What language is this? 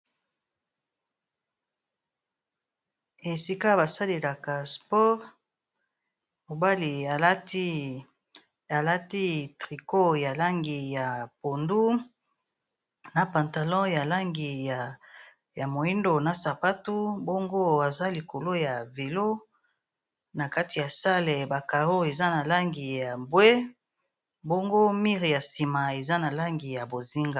Lingala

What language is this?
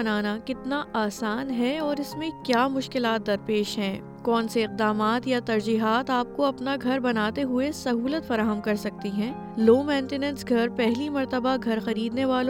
Urdu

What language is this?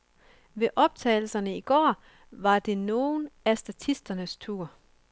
Danish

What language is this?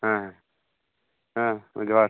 Santali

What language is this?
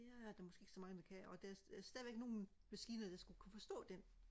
Danish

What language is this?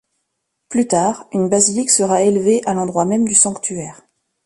French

